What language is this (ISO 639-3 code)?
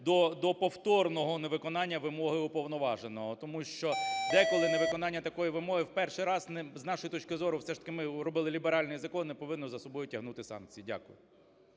ukr